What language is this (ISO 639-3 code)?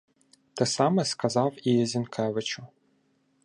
ukr